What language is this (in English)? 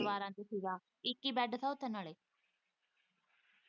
Punjabi